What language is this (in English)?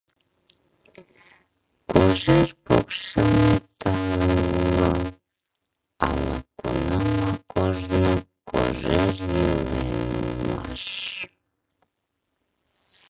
Mari